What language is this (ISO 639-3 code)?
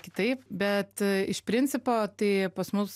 lit